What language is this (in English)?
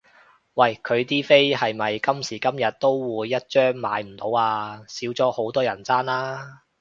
Cantonese